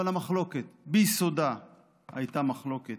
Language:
Hebrew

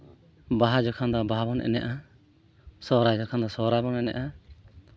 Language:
Santali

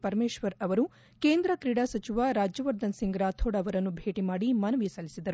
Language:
Kannada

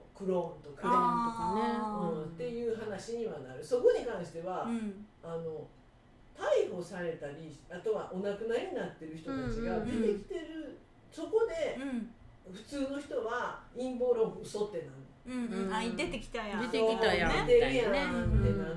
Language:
Japanese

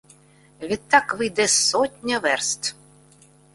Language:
Ukrainian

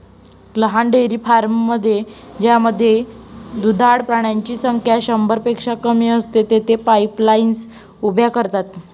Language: Marathi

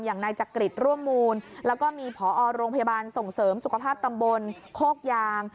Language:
Thai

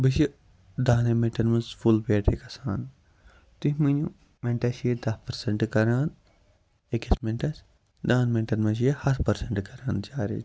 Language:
Kashmiri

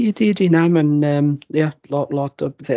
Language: Welsh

